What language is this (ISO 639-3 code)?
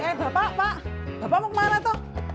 ind